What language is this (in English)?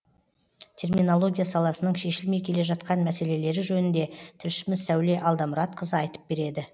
Kazakh